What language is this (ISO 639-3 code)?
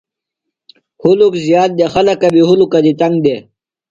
phl